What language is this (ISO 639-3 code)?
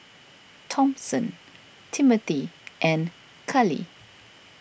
eng